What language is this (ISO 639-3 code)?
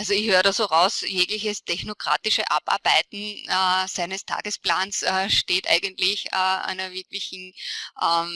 deu